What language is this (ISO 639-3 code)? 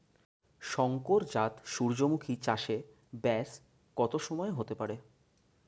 ben